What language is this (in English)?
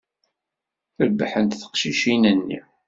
Kabyle